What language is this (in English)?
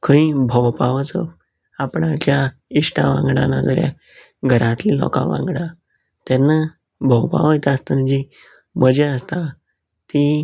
Konkani